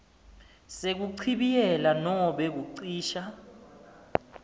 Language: Swati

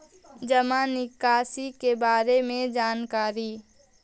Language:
Magahi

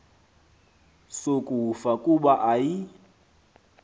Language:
Xhosa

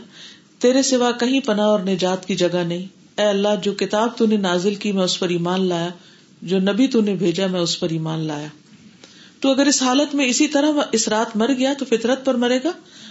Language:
Urdu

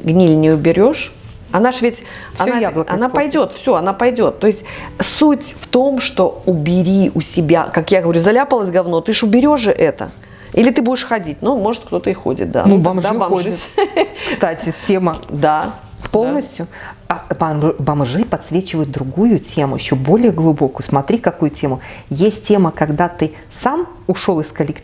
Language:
Russian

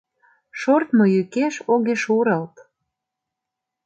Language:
Mari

